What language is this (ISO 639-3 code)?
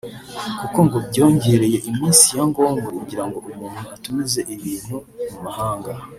kin